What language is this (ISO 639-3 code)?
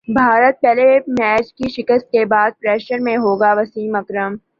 urd